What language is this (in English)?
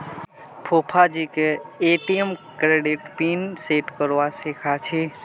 Magahi